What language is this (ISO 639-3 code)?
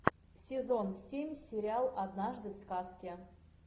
rus